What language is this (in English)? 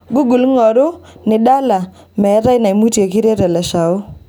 Masai